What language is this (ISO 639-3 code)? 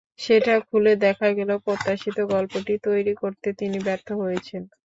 ben